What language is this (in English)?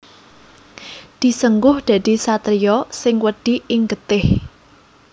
Javanese